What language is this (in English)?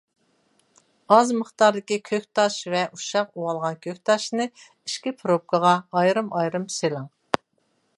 Uyghur